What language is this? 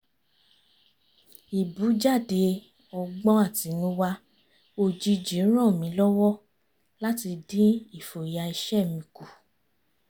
Yoruba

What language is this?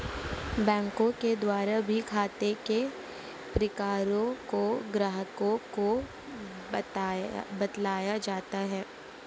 Hindi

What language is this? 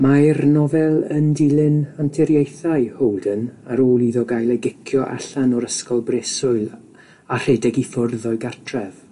Welsh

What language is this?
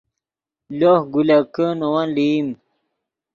Yidgha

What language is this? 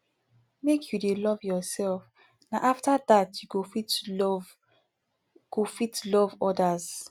Nigerian Pidgin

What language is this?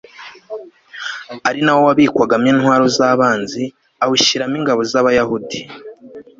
Kinyarwanda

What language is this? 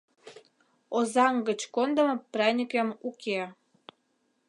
Mari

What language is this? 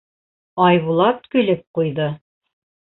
Bashkir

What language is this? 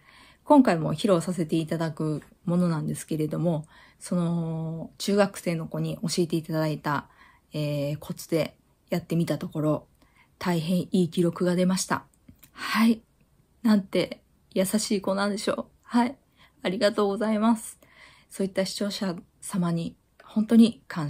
Japanese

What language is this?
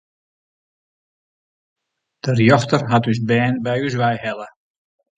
Western Frisian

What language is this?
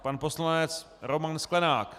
Czech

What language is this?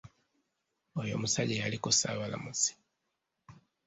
Ganda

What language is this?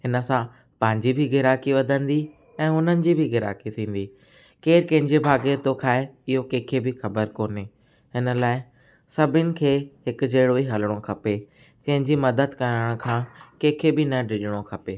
Sindhi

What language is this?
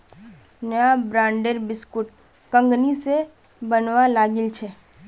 Magahi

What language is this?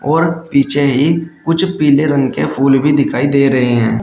Hindi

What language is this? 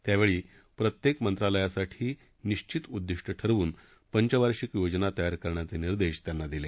Marathi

